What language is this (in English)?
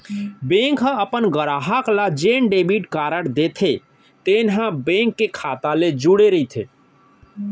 Chhattisgarhi